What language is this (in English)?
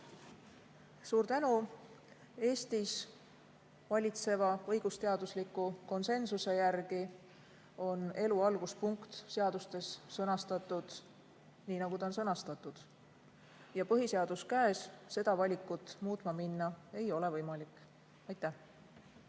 Estonian